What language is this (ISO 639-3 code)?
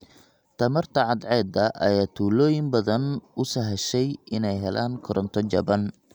som